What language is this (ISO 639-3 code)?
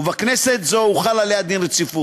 heb